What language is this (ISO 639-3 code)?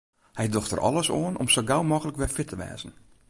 fry